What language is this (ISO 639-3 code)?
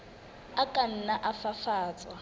sot